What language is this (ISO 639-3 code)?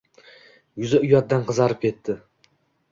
uzb